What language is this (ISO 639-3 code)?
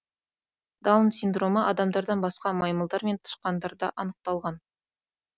kaz